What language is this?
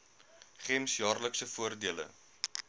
Afrikaans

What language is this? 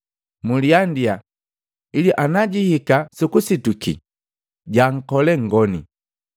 Matengo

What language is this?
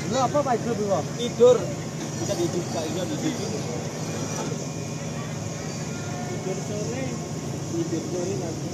Indonesian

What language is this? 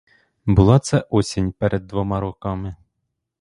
Ukrainian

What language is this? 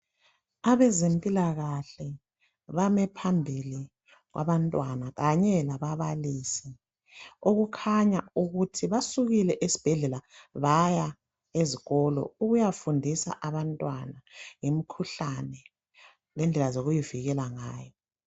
North Ndebele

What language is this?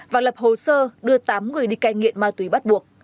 Vietnamese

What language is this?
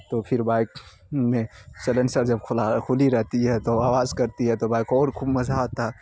Urdu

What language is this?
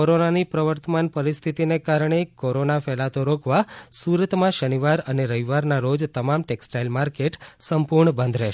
Gujarati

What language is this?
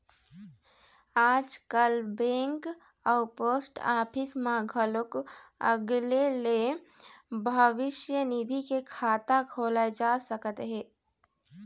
Chhattisgarhi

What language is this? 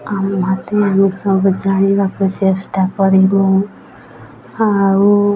Odia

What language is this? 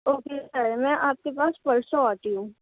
Urdu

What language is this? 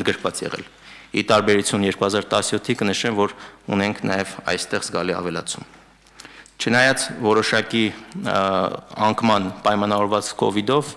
Romanian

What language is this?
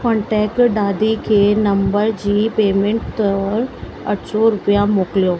Sindhi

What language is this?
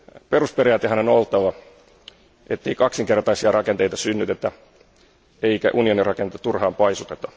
Finnish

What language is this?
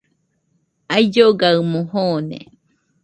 Nüpode Huitoto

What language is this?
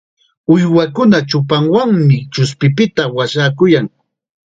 Chiquián Ancash Quechua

